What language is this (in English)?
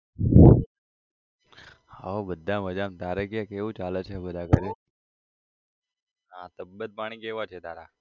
Gujarati